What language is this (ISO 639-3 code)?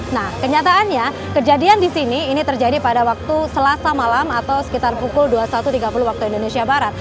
ind